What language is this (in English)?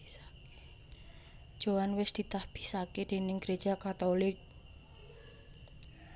Javanese